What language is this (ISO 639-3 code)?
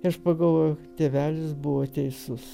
lit